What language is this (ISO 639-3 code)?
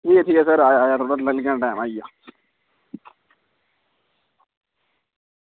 doi